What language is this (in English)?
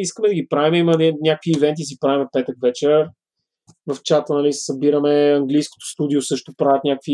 Bulgarian